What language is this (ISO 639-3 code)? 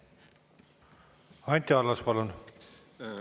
est